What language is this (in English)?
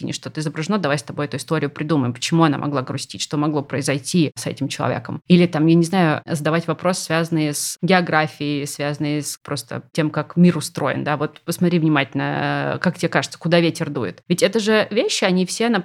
Russian